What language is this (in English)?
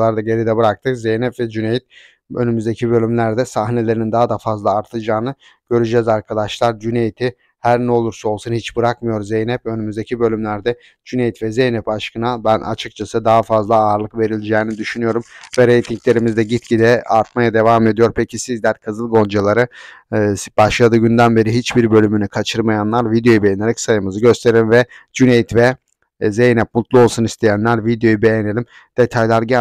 Turkish